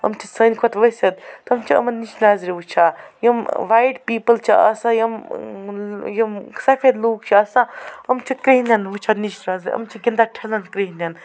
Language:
Kashmiri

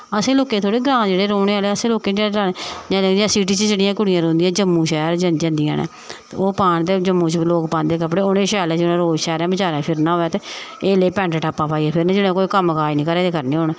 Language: Dogri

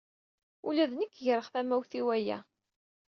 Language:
Kabyle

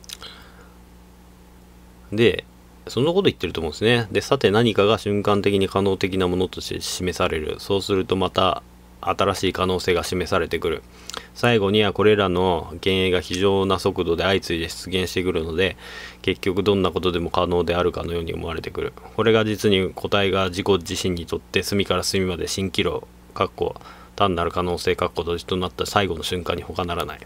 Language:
Japanese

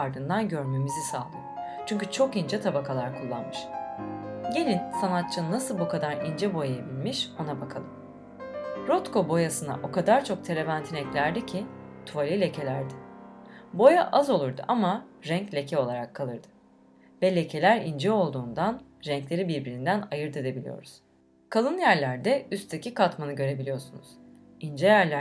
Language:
Turkish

